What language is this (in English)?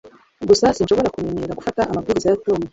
Kinyarwanda